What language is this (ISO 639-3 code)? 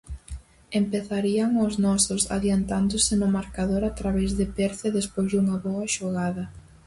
glg